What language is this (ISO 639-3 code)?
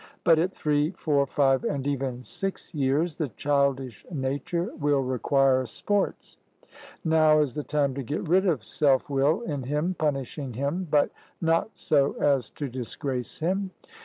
eng